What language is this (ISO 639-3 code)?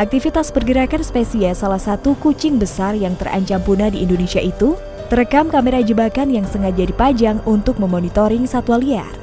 ind